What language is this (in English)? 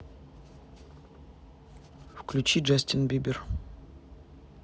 Russian